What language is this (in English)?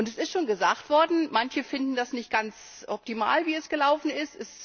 German